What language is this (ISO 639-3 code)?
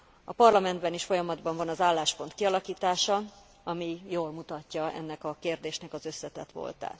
hun